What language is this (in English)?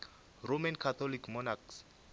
Northern Sotho